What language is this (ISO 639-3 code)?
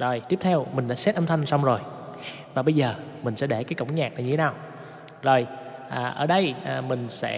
vie